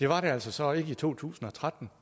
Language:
Danish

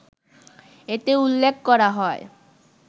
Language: Bangla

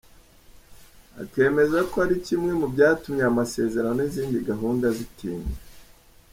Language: Kinyarwanda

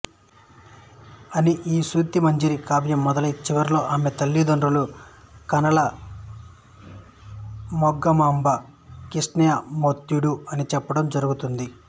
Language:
Telugu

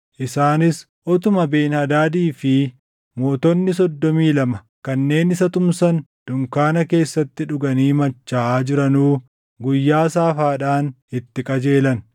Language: Oromo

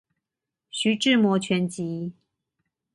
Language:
Chinese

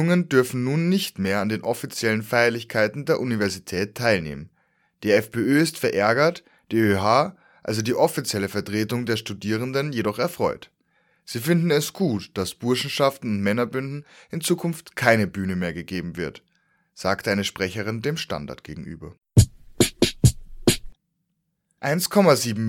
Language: German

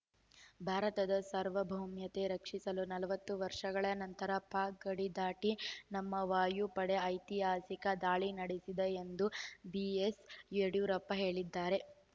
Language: Kannada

